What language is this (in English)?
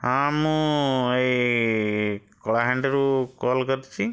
Odia